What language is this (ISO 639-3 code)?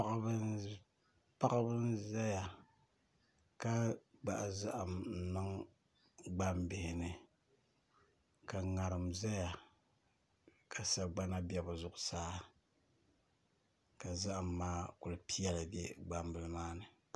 dag